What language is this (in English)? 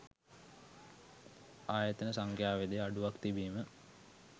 Sinhala